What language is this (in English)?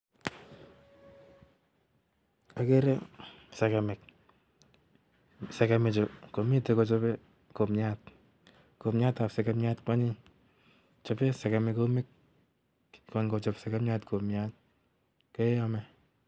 Kalenjin